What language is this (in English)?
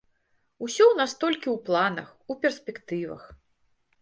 Belarusian